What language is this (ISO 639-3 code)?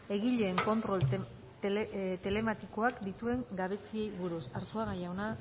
eus